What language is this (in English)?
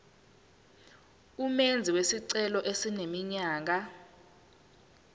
Zulu